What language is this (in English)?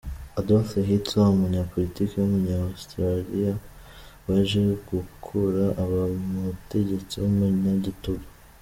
Kinyarwanda